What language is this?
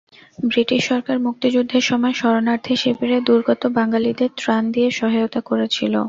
Bangla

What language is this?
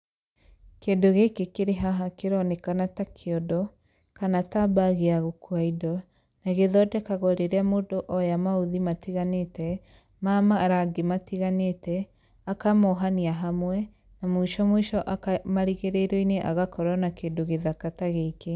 Kikuyu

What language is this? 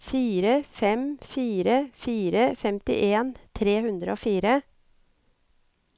Norwegian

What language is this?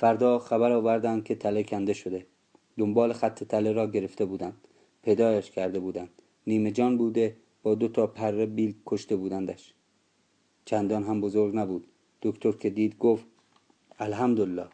Persian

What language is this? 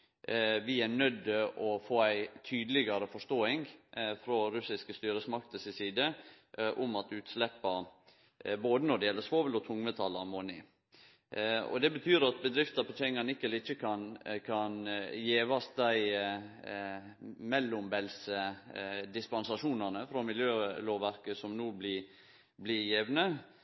Norwegian Nynorsk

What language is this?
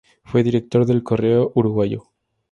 Spanish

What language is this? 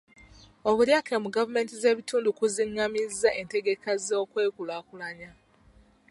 Ganda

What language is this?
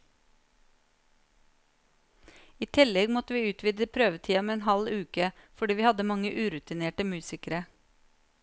Norwegian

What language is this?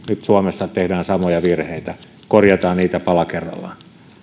Finnish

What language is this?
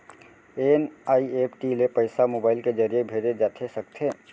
Chhattisgarhi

